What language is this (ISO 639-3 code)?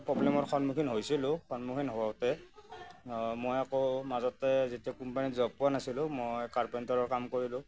asm